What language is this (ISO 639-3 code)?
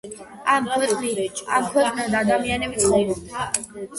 kat